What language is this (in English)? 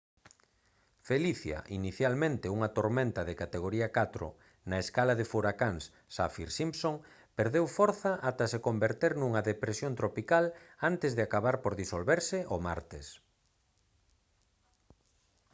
Galician